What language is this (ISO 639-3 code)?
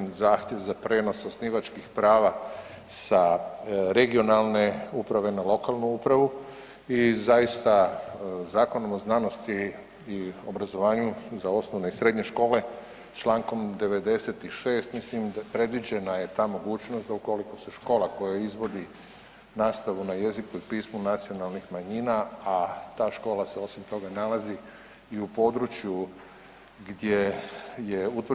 hrv